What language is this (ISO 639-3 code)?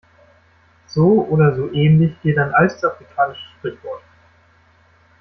deu